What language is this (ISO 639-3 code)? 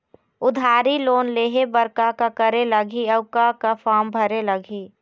hne